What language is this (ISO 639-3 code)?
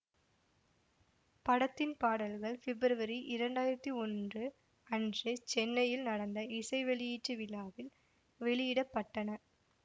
tam